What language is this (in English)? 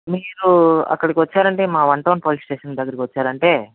Telugu